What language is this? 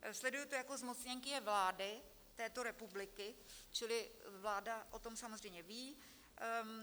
Czech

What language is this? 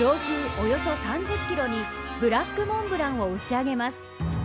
Japanese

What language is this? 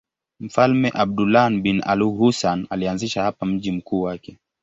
Swahili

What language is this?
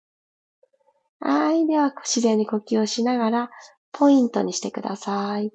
Japanese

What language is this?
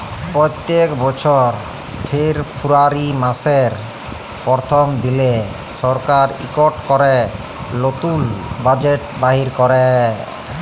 Bangla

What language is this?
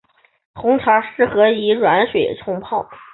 Chinese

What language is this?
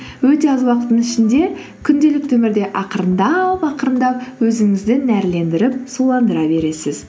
Kazakh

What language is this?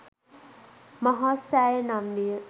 Sinhala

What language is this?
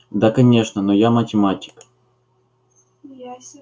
Russian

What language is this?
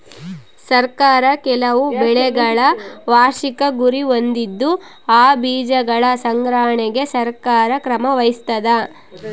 Kannada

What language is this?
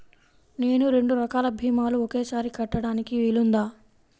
Telugu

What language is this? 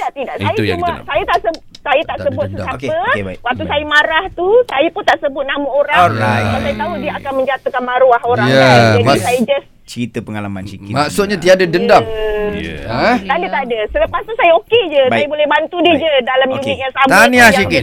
Malay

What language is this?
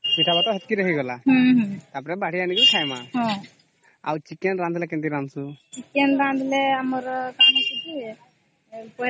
Odia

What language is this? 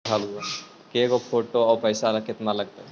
Magahi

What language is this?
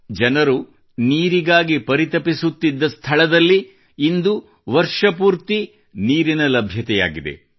Kannada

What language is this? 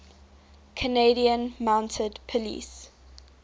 English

